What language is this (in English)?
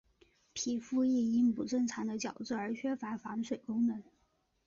Chinese